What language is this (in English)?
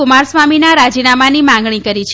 Gujarati